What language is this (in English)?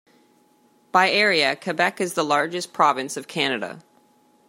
English